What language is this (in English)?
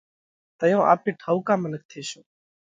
Parkari Koli